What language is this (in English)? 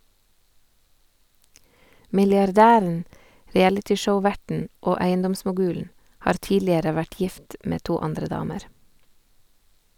Norwegian